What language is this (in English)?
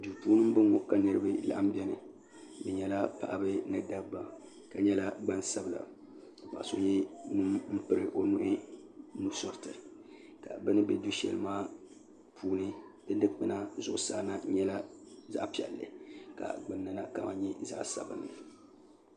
Dagbani